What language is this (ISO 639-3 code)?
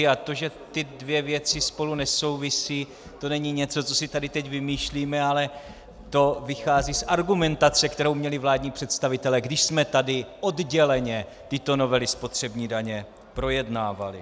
ces